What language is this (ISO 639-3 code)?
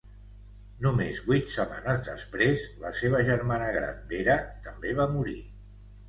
cat